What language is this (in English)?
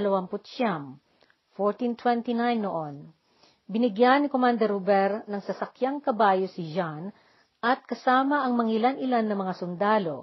Filipino